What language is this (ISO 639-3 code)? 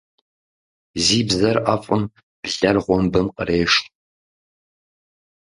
kbd